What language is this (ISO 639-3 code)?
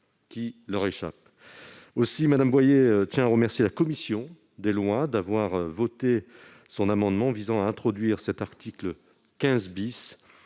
fra